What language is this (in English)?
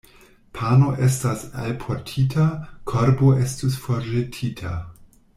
Esperanto